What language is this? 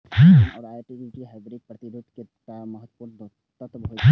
Maithili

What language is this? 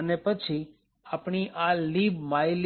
Gujarati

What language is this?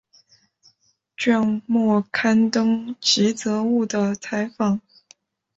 Chinese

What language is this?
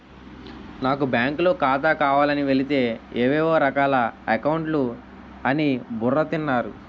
Telugu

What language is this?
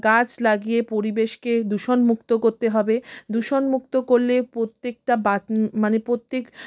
Bangla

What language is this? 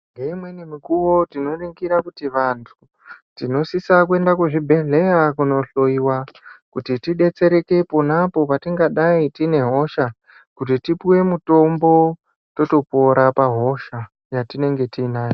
Ndau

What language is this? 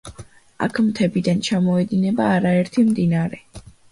Georgian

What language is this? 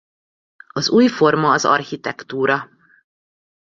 Hungarian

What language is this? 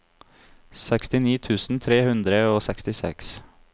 Norwegian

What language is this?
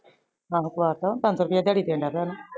Punjabi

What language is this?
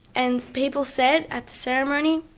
English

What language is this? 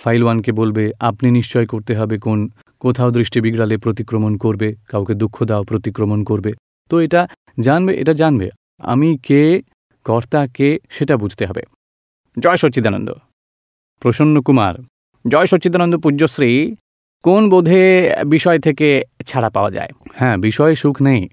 Gujarati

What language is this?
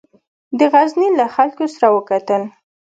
Pashto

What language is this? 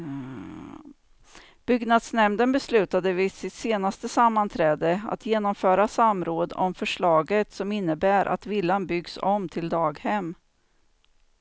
Swedish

